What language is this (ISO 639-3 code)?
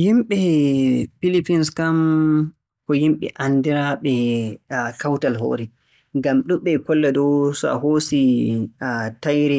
fue